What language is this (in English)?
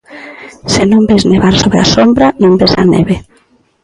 Galician